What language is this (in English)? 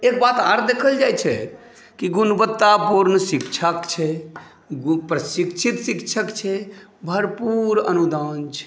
Maithili